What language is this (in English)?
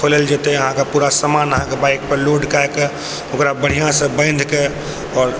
Maithili